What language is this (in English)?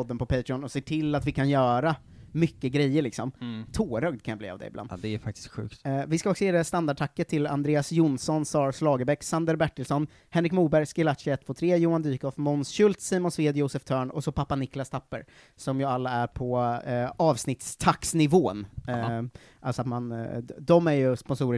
Swedish